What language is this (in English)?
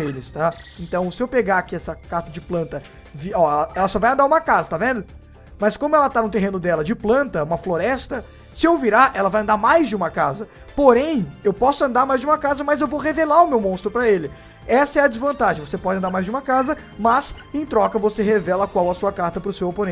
Portuguese